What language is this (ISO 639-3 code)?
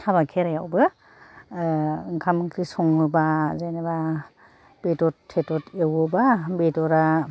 brx